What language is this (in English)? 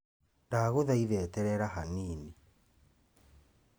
Kikuyu